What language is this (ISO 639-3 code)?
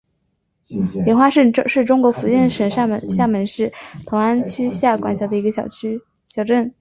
zho